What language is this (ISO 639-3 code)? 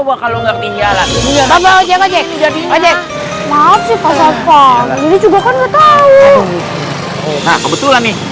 ind